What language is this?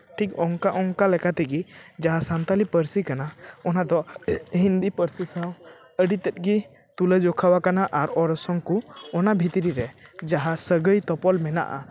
Santali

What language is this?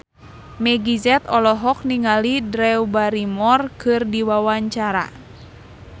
Sundanese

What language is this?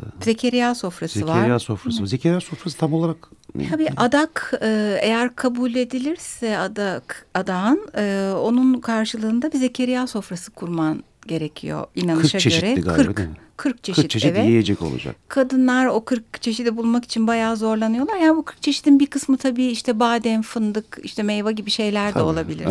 Turkish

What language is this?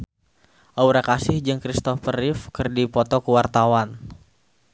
Sundanese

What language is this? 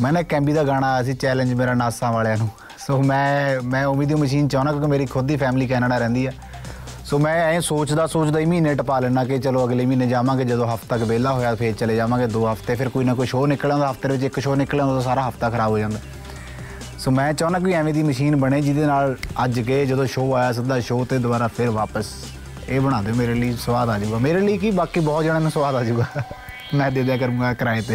Punjabi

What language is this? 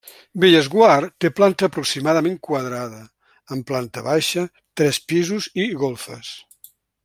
Catalan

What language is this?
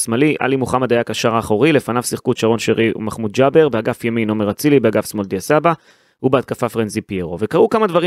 Hebrew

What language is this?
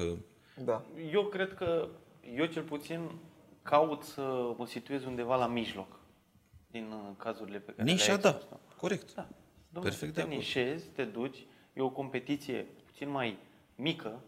Romanian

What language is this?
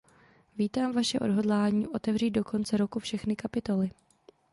Czech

